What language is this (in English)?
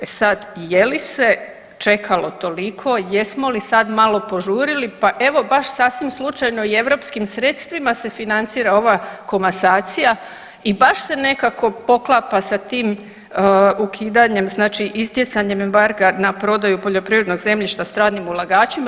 Croatian